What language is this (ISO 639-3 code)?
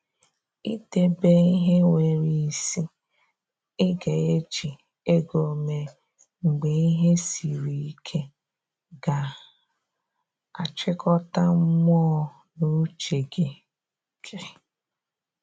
ibo